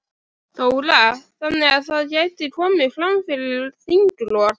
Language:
Icelandic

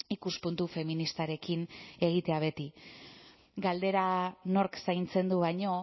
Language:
Basque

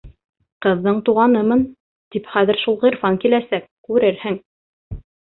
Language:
Bashkir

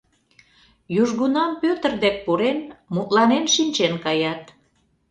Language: Mari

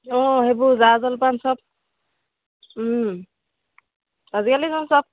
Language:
Assamese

